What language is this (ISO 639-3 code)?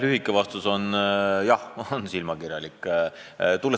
est